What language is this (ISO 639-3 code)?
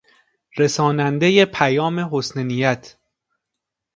fas